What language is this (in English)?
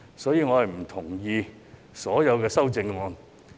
Cantonese